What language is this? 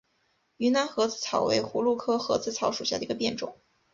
Chinese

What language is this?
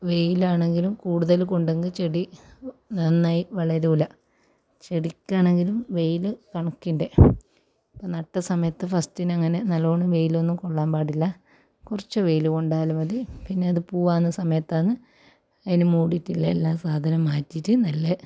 Malayalam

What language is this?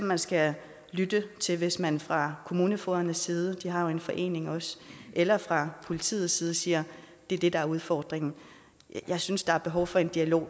Danish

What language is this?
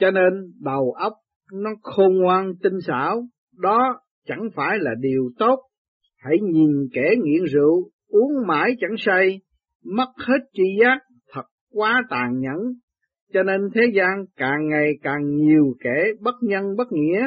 Vietnamese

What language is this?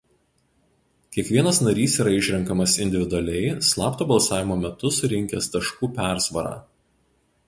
Lithuanian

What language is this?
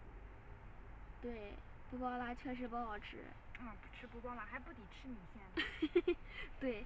Chinese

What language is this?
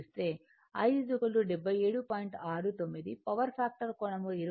Telugu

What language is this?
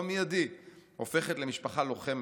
Hebrew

